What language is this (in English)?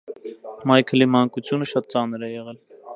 Armenian